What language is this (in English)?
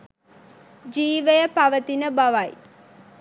Sinhala